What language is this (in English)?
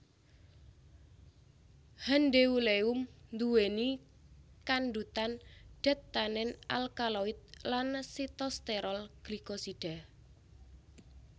Javanese